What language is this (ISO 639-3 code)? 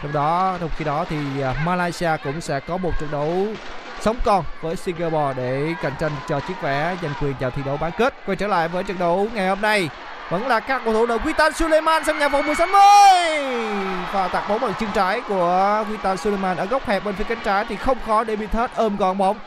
vie